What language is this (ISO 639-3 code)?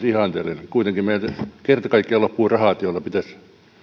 fin